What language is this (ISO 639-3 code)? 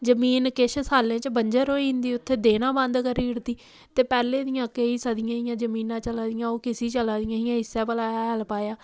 doi